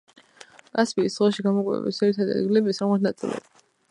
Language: Georgian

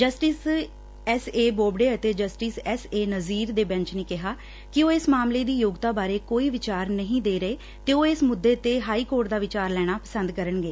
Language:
Punjabi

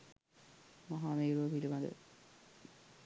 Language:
Sinhala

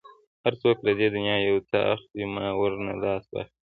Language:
Pashto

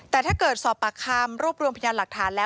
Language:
Thai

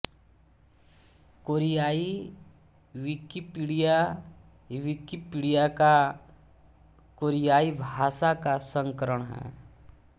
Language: Hindi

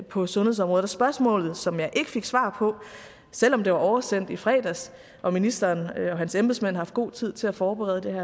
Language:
Danish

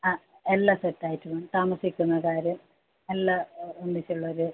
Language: Malayalam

